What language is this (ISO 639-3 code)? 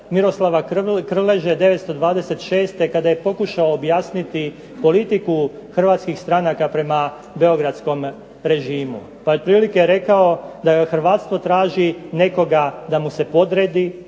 hrv